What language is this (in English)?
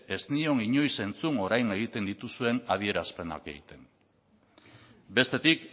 Basque